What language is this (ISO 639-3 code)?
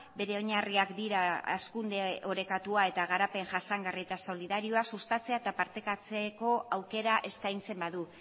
eus